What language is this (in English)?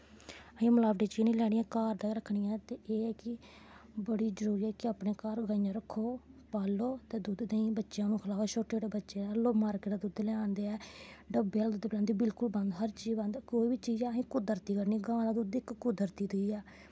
Dogri